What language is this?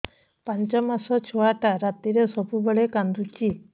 Odia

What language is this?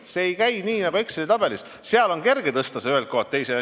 Estonian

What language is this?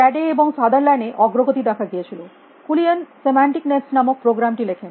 Bangla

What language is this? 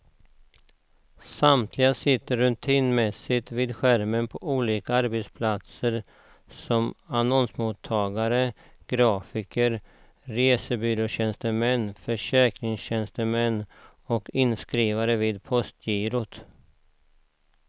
Swedish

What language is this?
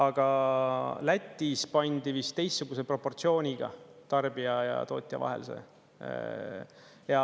Estonian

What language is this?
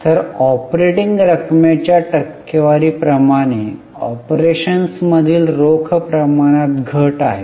Marathi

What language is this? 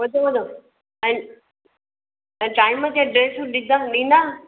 Sindhi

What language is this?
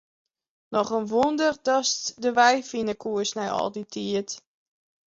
Western Frisian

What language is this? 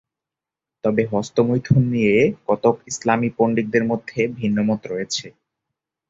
Bangla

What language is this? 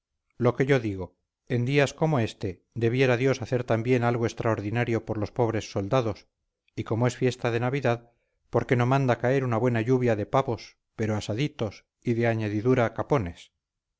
Spanish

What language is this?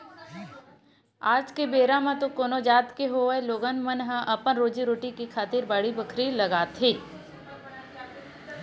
Chhattisgarhi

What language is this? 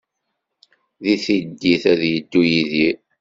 Kabyle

